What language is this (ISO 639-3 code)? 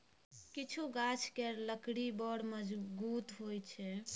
mai